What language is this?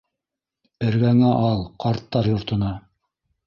Bashkir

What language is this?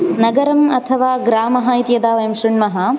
Sanskrit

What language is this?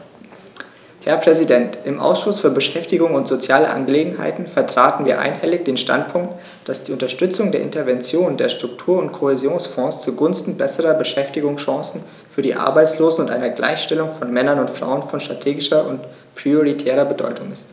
German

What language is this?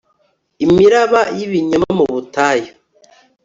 Kinyarwanda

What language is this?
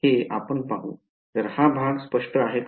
Marathi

